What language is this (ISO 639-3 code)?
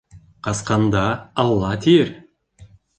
bak